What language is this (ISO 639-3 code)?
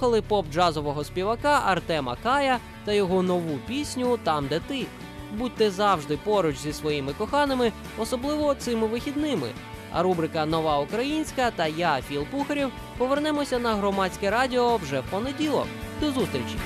ukr